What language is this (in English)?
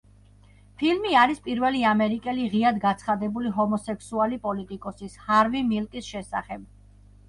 Georgian